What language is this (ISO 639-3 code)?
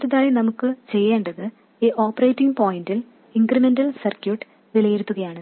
mal